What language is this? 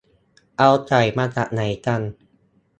Thai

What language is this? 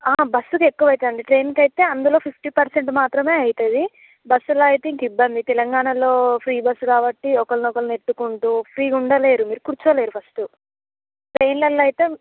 Telugu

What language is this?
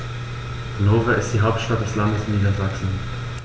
German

